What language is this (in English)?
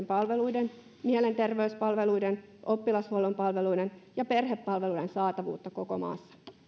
Finnish